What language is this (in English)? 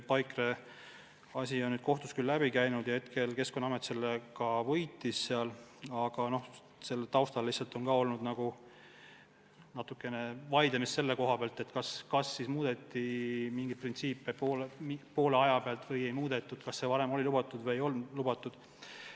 Estonian